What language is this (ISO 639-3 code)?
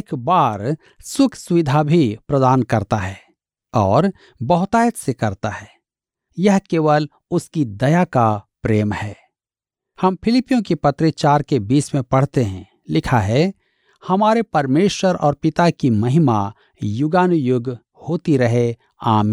hin